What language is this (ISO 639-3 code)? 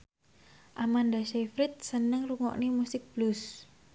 jav